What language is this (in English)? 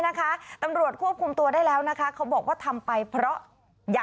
Thai